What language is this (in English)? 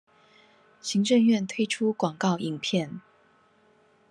Chinese